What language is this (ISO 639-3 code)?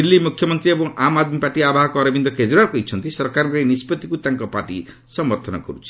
ori